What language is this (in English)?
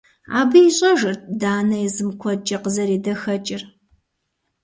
Kabardian